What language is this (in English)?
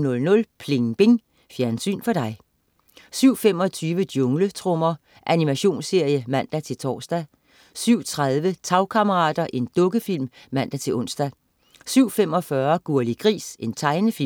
Danish